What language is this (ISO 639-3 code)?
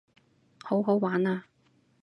yue